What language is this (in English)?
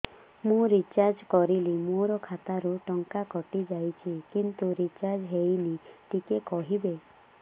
Odia